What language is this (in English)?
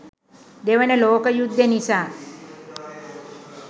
Sinhala